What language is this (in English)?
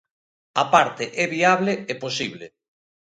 Galician